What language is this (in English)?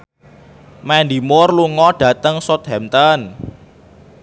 Javanese